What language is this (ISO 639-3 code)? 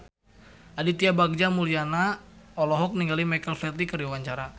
sun